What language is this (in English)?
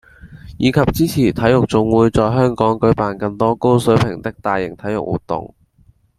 Cantonese